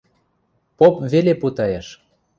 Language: Western Mari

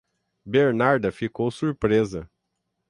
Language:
Portuguese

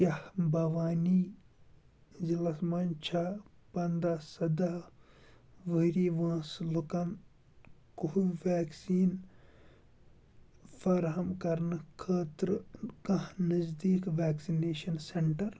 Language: Kashmiri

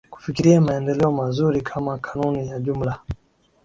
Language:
Swahili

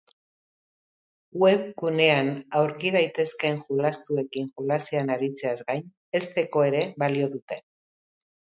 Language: Basque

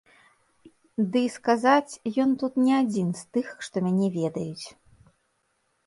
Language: Belarusian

